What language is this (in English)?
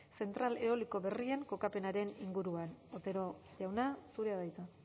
Basque